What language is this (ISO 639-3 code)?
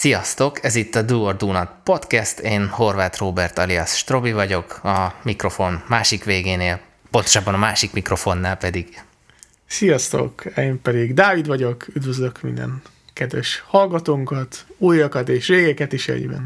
hun